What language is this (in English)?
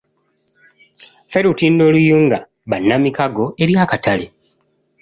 Ganda